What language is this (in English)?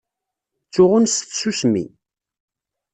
Kabyle